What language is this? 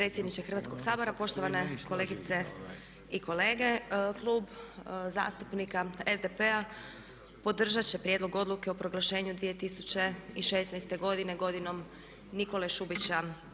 Croatian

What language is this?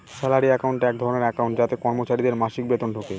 Bangla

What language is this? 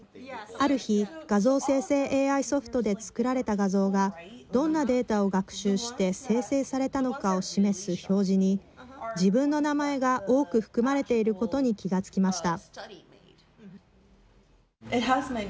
Japanese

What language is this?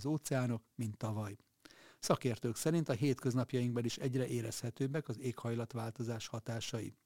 Hungarian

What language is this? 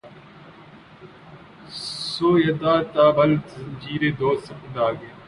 Urdu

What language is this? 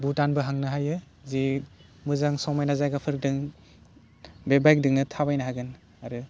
Bodo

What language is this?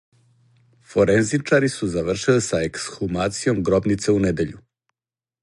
Serbian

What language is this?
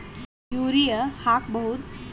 Kannada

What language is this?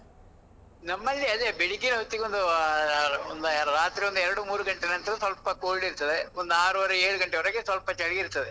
Kannada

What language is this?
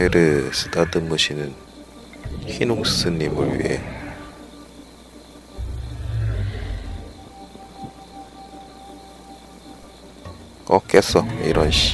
Korean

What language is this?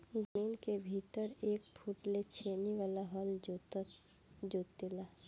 Bhojpuri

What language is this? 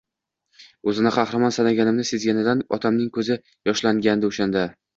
Uzbek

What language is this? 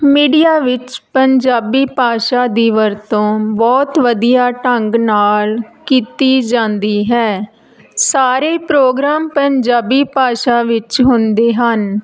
Punjabi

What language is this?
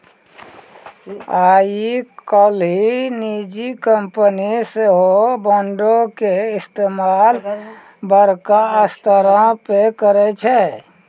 Maithili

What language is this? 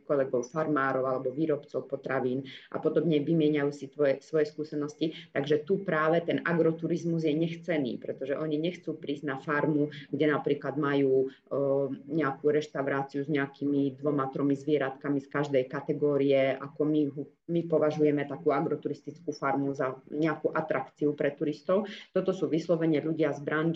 Slovak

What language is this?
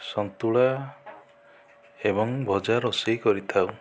Odia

